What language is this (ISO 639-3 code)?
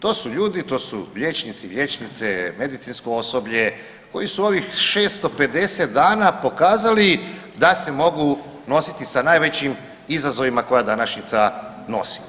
hrv